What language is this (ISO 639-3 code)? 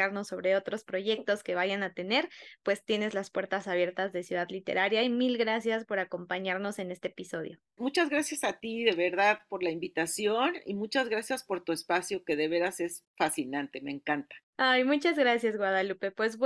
spa